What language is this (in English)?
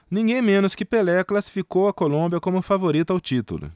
Portuguese